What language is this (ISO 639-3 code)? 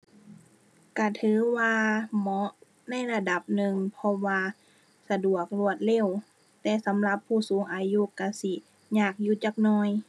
tha